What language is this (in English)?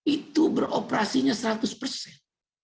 Indonesian